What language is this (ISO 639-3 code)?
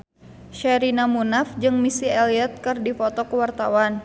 sun